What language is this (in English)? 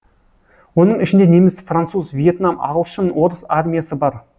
Kazakh